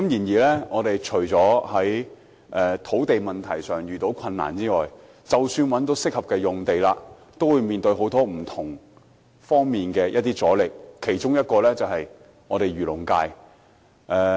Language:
Cantonese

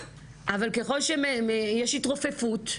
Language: Hebrew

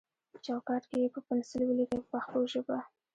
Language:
Pashto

